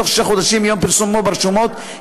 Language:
Hebrew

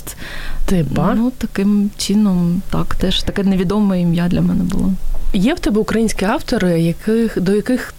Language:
Ukrainian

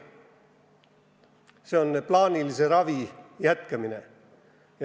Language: Estonian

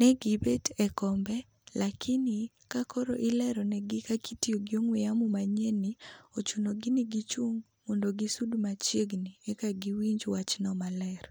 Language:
Luo (Kenya and Tanzania)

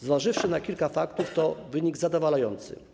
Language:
Polish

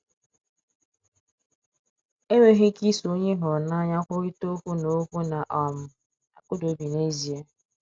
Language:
Igbo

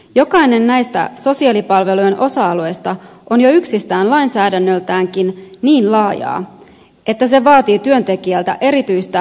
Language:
Finnish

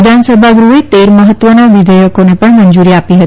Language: Gujarati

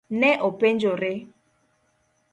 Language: Luo (Kenya and Tanzania)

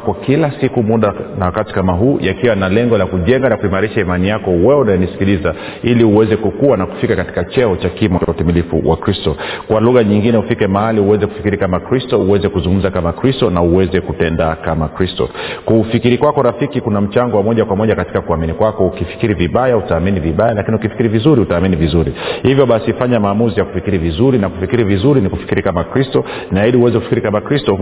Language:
Swahili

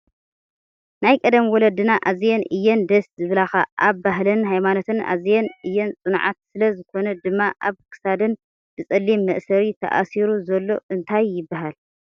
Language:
Tigrinya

